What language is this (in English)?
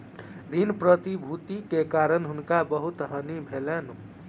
Maithili